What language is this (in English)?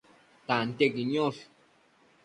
Matsés